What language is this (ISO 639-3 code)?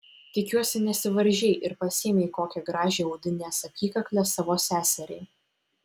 lit